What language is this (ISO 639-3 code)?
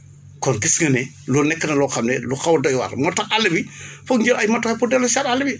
wol